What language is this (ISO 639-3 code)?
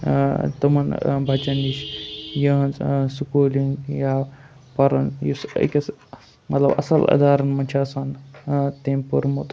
kas